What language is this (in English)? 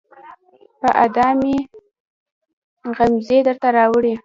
Pashto